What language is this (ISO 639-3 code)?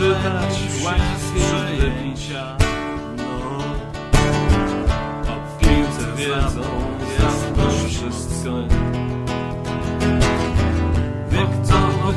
pol